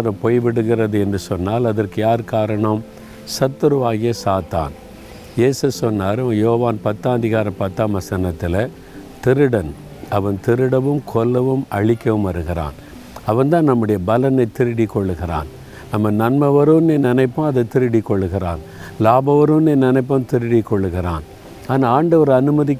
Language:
Tamil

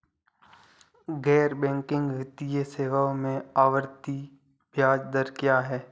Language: Hindi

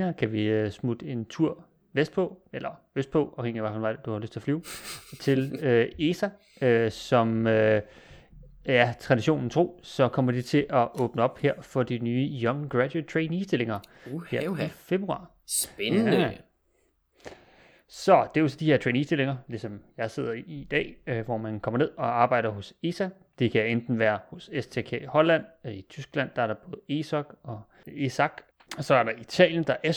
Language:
Danish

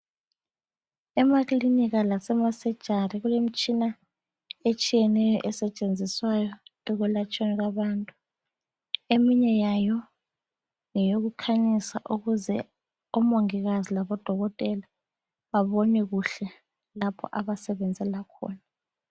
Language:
North Ndebele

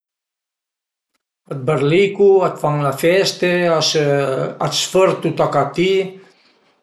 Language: Piedmontese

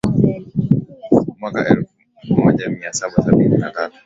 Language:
Swahili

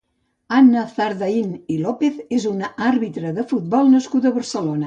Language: Catalan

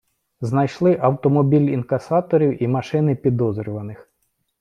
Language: Ukrainian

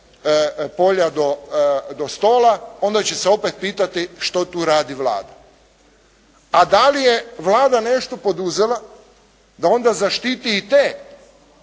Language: Croatian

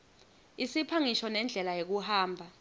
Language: Swati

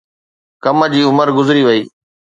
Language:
Sindhi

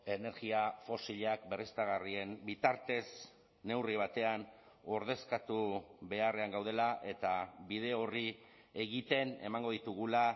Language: Basque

